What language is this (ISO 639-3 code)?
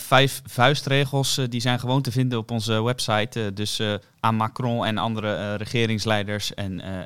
nld